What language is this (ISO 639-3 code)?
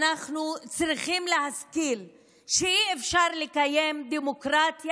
heb